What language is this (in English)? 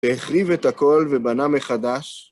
Hebrew